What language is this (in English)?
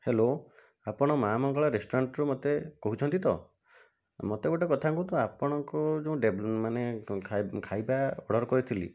Odia